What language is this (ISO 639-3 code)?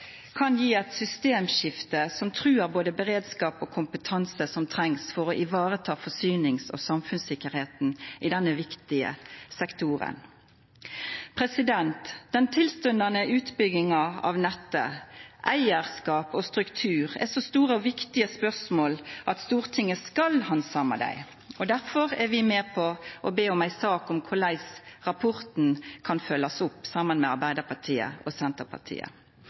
nno